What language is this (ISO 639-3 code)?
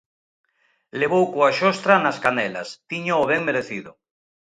glg